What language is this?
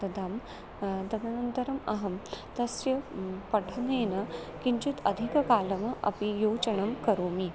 Sanskrit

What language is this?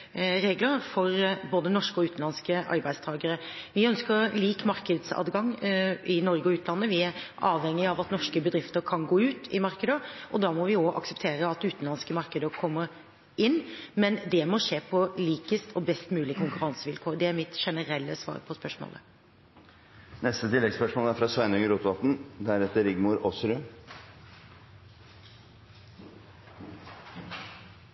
Norwegian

